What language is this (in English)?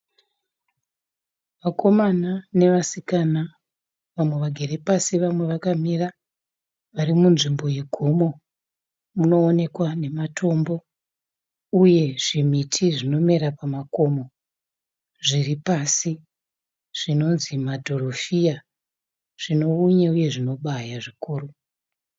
Shona